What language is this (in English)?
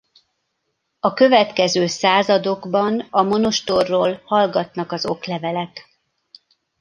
Hungarian